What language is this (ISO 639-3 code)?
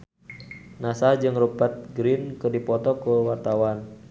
sun